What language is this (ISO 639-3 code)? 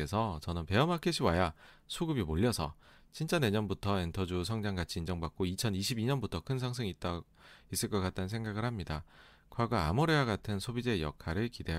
kor